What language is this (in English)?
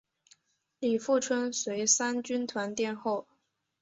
Chinese